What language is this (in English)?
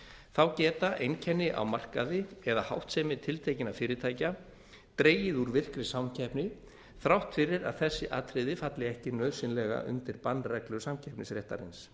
Icelandic